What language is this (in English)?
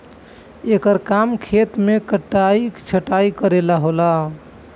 Bhojpuri